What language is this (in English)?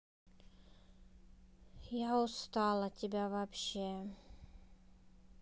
Russian